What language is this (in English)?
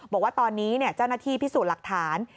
Thai